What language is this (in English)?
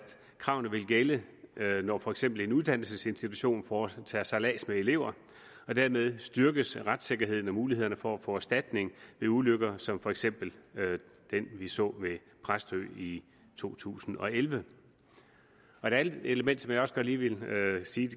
Danish